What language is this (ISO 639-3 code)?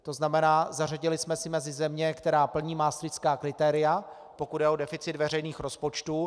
ces